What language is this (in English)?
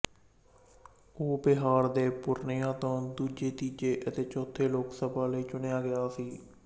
Punjabi